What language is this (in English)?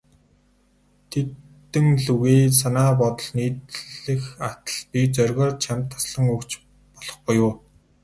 Mongolian